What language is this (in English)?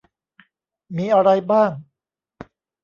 Thai